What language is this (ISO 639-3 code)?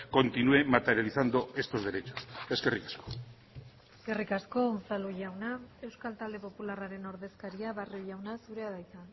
eus